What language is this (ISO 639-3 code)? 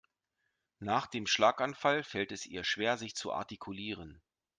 deu